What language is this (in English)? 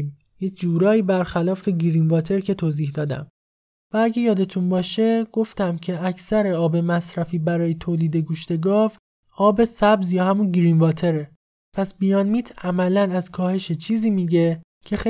Persian